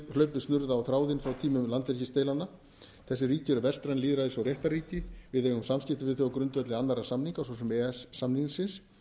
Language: Icelandic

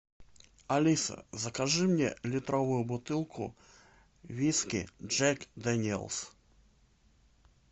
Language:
Russian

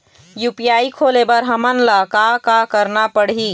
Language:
Chhattisgarhi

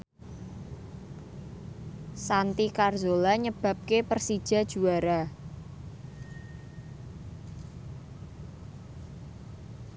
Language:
Javanese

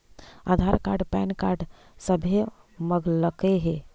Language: Magahi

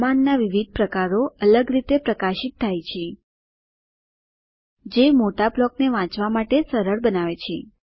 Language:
Gujarati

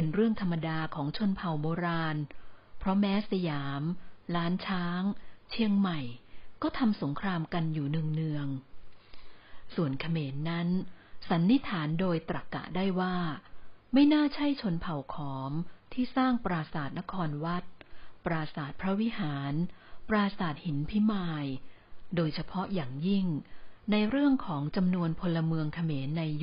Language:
Thai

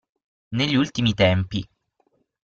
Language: Italian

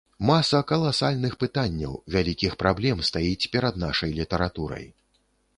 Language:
Belarusian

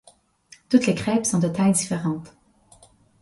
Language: French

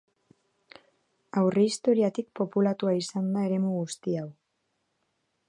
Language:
Basque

